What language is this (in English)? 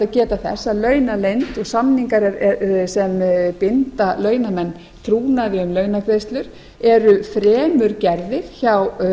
Icelandic